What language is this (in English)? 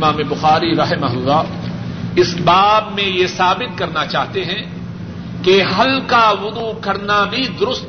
Urdu